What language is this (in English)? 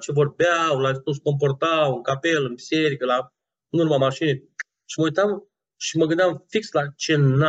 Romanian